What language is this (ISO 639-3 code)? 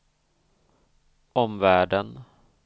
swe